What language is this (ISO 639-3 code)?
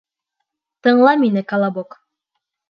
bak